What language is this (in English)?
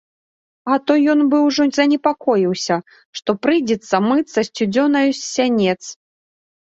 Belarusian